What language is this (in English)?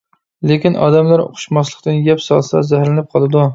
Uyghur